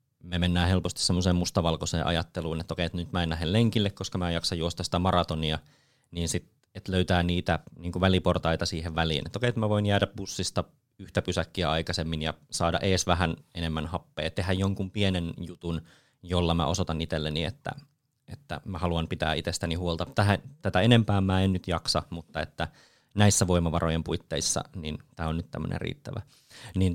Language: Finnish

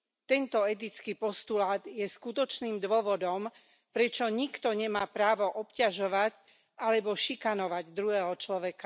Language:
Slovak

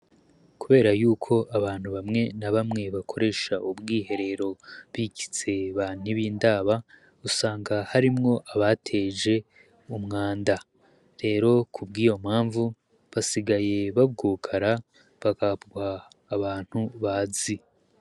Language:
Rundi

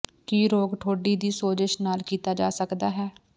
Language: Punjabi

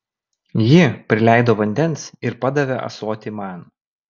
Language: Lithuanian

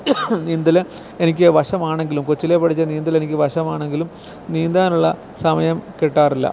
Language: Malayalam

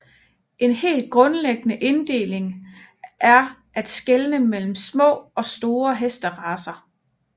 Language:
Danish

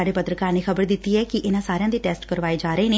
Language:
Punjabi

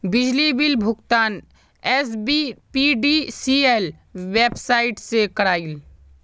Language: Magahi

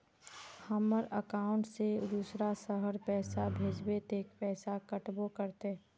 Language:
Magahi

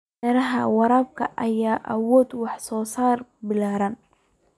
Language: Somali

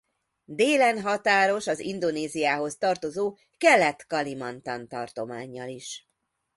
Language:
Hungarian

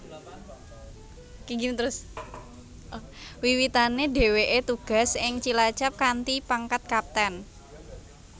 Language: Javanese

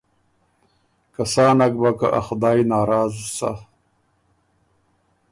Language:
Ormuri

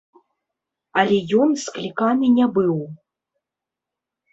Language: Belarusian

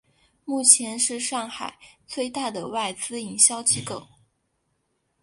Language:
Chinese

